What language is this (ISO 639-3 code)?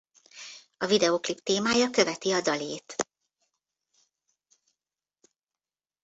hun